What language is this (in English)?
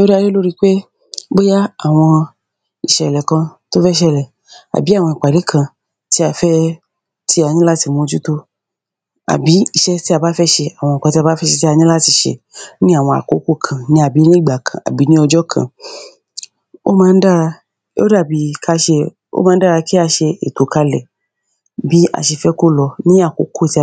Yoruba